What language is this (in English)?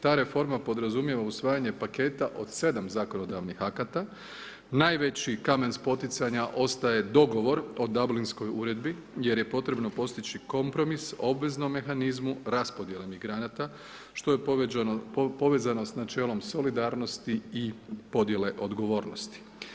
Croatian